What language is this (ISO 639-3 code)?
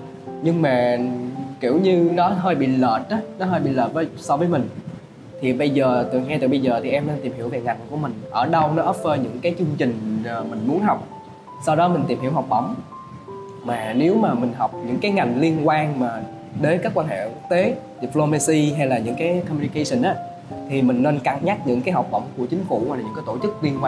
vie